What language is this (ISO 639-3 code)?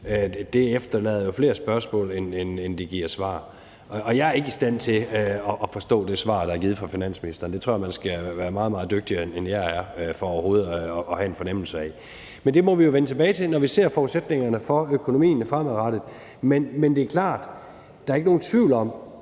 dan